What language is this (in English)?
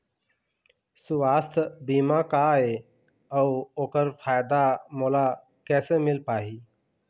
Chhattisgarhi